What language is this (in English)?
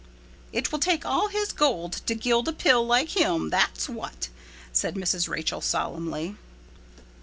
English